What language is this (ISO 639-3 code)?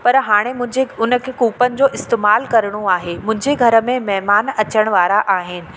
snd